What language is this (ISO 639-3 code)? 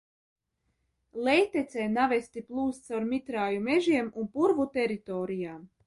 lav